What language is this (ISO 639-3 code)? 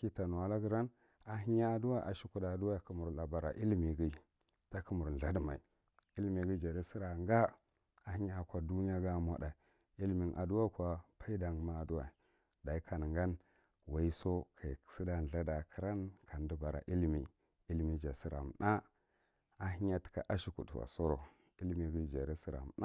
mrt